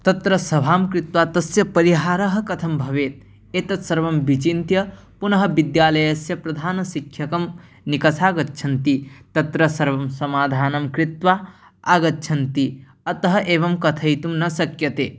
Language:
Sanskrit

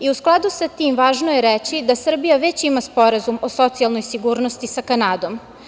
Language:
Serbian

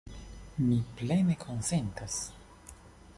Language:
Esperanto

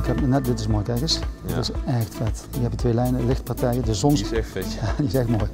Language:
Dutch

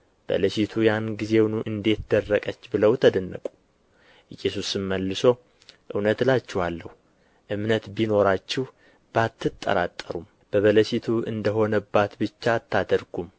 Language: Amharic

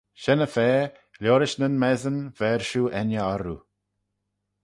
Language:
Manx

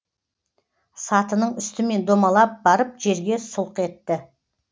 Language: Kazakh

